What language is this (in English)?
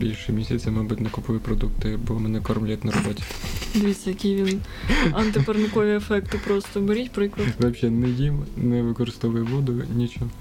Ukrainian